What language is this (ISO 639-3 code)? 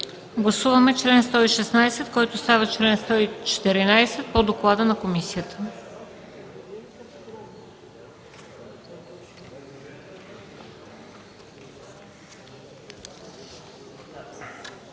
bul